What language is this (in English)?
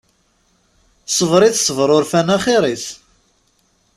Kabyle